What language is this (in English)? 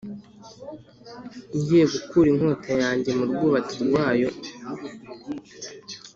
Kinyarwanda